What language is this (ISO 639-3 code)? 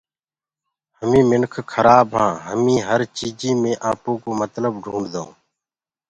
ggg